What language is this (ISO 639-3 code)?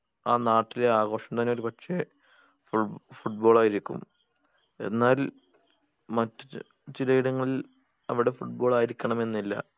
mal